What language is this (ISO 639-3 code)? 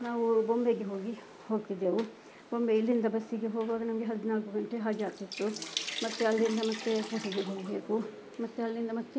kan